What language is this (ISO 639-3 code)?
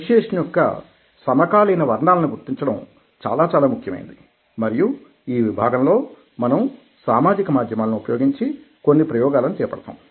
tel